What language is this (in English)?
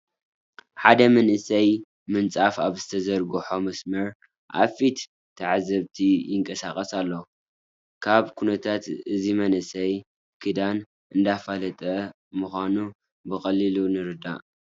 Tigrinya